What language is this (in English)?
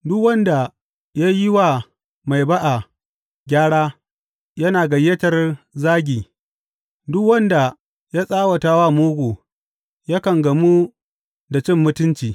Hausa